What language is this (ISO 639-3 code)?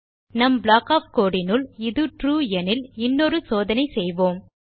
tam